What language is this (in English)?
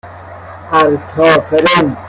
Persian